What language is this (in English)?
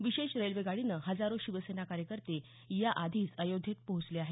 Marathi